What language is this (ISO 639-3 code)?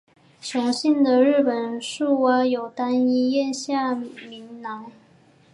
zho